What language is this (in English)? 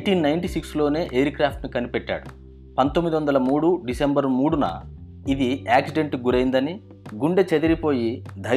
Telugu